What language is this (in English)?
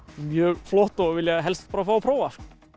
Icelandic